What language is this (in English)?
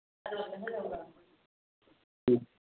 Manipuri